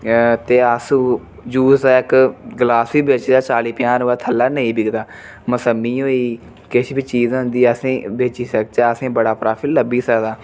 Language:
Dogri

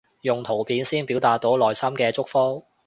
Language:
Cantonese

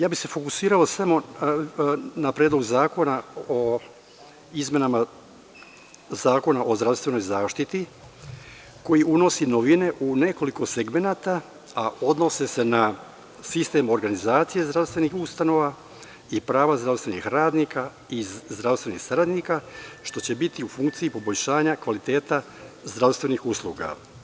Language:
Serbian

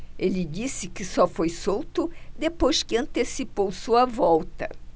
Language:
Portuguese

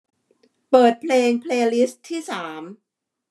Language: Thai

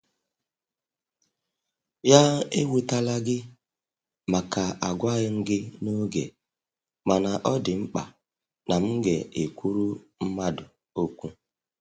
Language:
Igbo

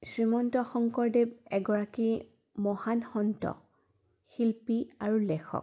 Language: Assamese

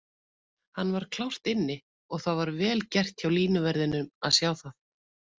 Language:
Icelandic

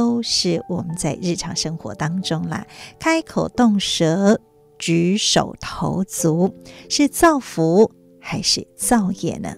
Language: Chinese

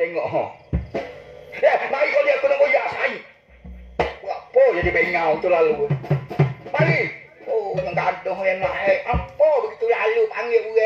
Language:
Malay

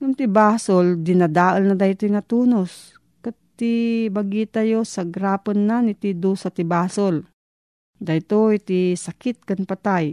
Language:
Filipino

